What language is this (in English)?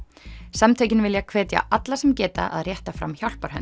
Icelandic